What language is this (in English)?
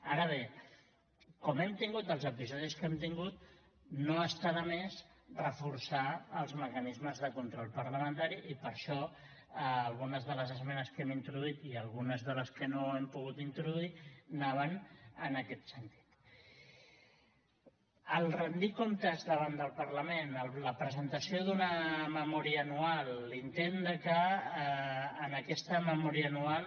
Catalan